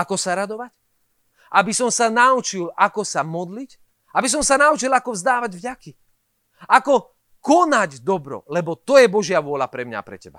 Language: Slovak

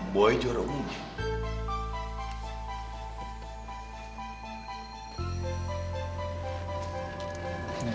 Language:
Indonesian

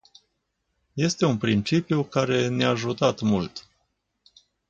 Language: Romanian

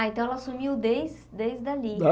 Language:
Portuguese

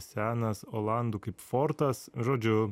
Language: Lithuanian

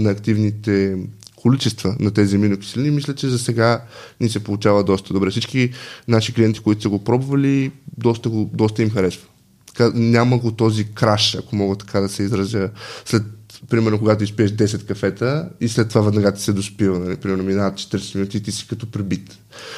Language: Bulgarian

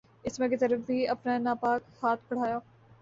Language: Urdu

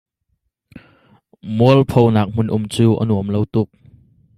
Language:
Hakha Chin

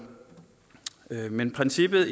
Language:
Danish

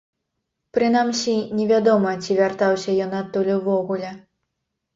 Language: Belarusian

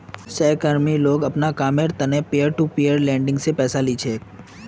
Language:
Magahi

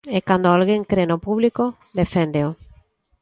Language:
Galician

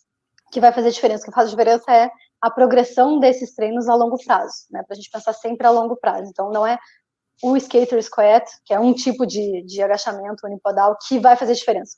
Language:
Portuguese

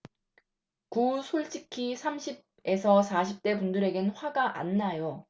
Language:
Korean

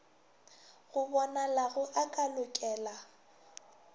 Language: Northern Sotho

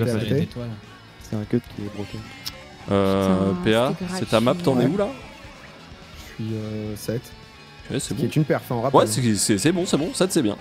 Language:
French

